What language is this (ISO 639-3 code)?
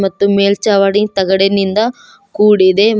kan